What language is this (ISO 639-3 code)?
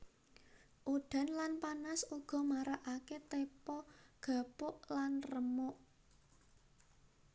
jav